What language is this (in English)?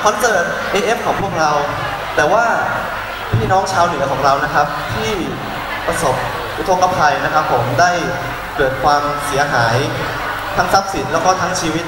Thai